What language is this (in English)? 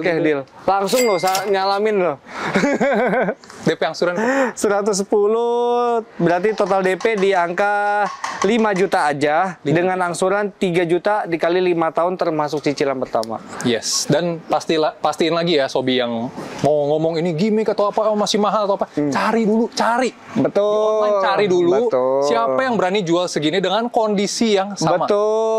Indonesian